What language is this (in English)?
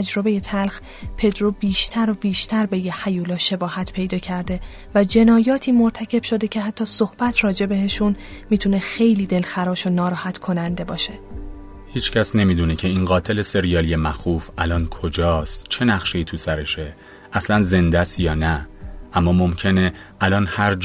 Persian